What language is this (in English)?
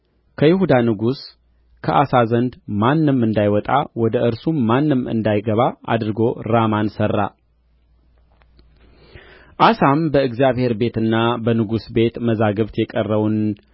Amharic